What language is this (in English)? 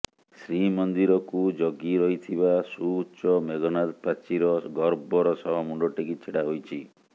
Odia